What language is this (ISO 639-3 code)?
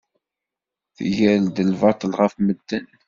kab